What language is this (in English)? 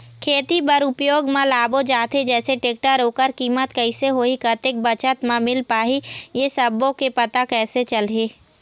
Chhattisgarhi